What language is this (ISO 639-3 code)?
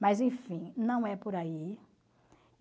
por